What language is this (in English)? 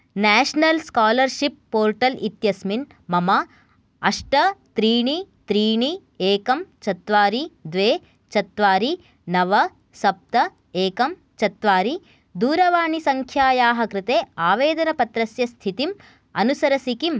Sanskrit